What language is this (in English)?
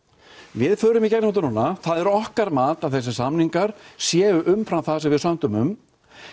Icelandic